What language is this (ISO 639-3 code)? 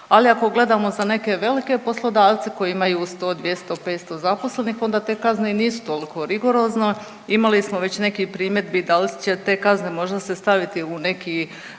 hrv